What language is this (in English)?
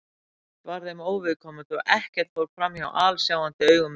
Icelandic